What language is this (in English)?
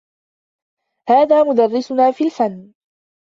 Arabic